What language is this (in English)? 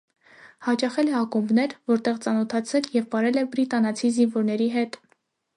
Armenian